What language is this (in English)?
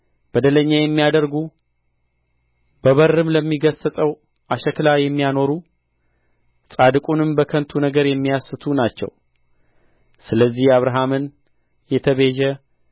Amharic